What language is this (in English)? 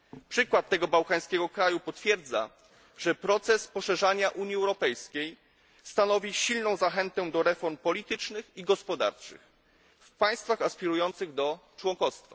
Polish